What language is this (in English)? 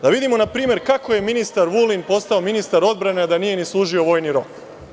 Serbian